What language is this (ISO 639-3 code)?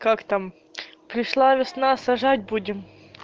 rus